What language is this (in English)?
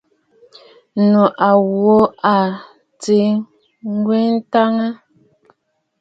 Bafut